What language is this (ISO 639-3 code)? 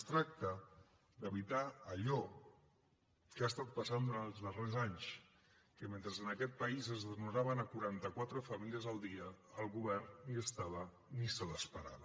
cat